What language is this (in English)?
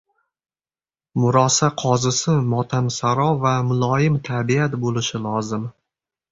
Uzbek